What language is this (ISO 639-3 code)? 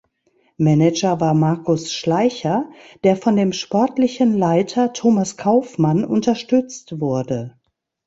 deu